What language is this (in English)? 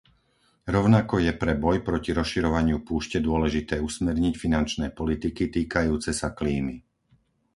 Slovak